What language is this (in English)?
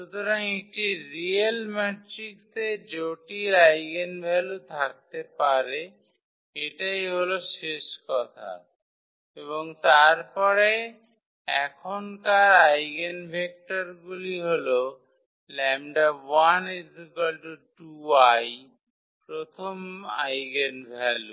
Bangla